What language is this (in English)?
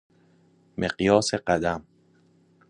Persian